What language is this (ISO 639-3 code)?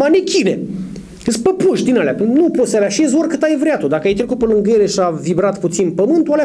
ron